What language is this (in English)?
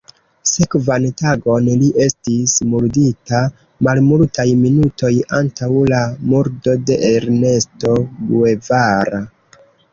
Esperanto